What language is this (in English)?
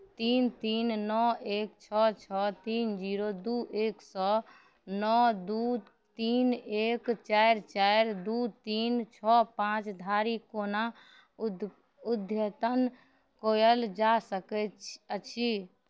Maithili